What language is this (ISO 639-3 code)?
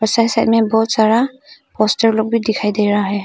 hin